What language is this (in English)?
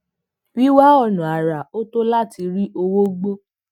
Yoruba